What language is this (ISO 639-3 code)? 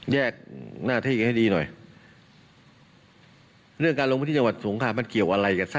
tha